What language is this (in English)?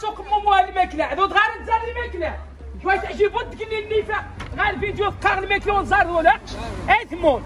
Arabic